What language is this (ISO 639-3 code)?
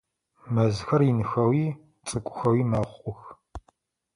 ady